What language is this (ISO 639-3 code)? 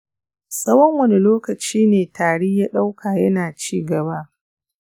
hau